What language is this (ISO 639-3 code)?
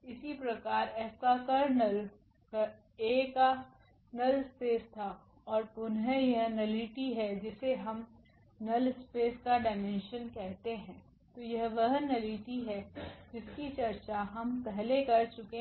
hin